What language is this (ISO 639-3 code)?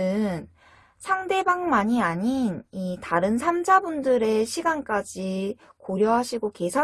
kor